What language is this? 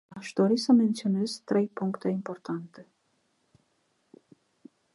Romanian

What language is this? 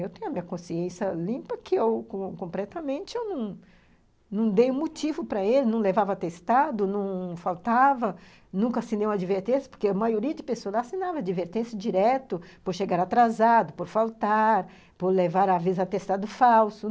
Portuguese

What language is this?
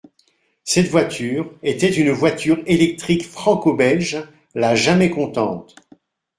French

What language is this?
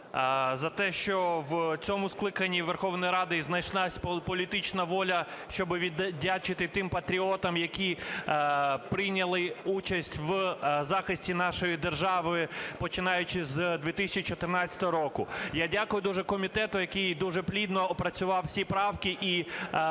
Ukrainian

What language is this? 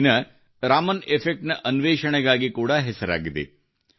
Kannada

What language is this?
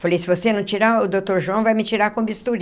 Portuguese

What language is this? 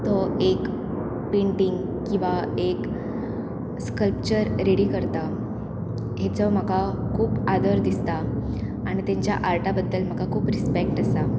Konkani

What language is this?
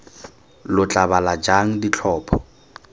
Tswana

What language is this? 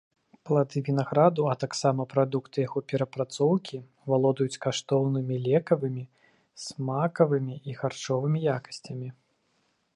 Belarusian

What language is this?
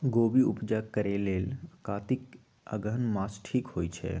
Magahi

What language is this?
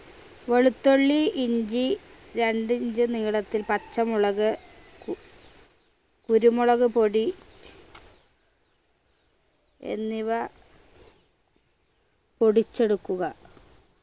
Malayalam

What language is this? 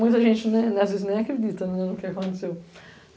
Portuguese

